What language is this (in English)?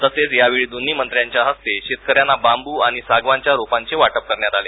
Marathi